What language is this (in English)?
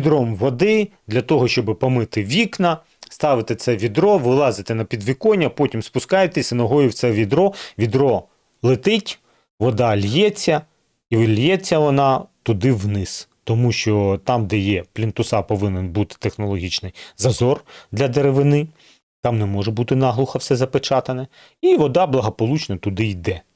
Ukrainian